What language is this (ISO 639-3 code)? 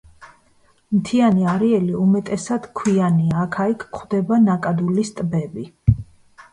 kat